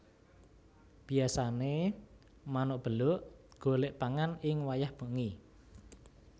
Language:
Javanese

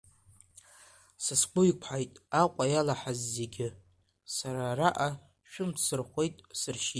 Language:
Abkhazian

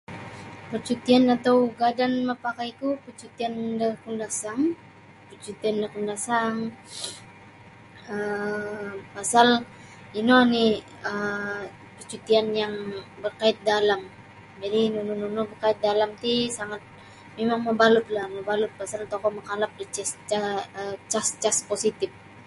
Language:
Sabah Bisaya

